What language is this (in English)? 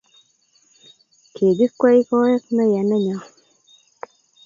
Kalenjin